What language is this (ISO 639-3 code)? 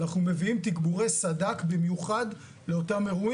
heb